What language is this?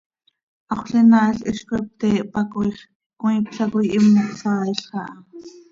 Seri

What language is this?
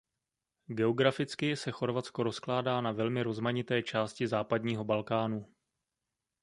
Czech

